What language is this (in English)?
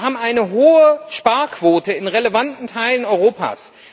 German